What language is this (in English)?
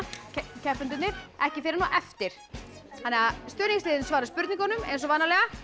Icelandic